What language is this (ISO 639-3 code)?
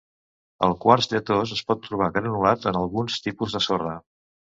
cat